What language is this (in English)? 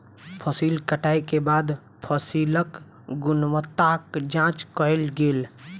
Maithili